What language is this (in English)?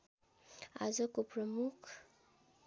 Nepali